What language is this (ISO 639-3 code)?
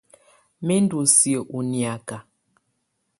tvu